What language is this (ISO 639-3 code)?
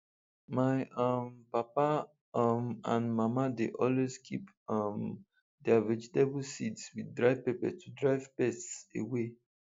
pcm